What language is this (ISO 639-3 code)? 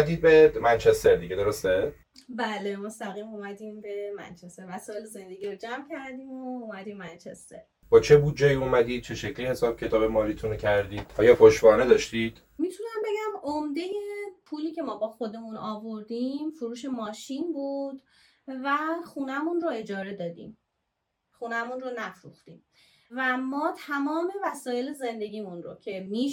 fas